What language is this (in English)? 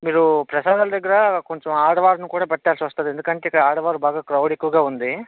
Telugu